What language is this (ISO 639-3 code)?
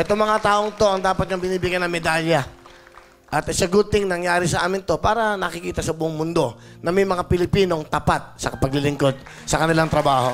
fil